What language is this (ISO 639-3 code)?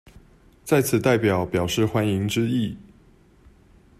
zho